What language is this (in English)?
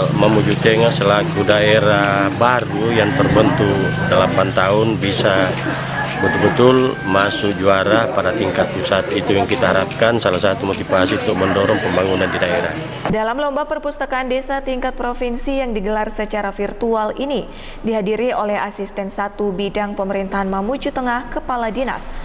Indonesian